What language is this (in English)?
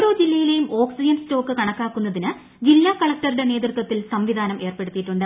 Malayalam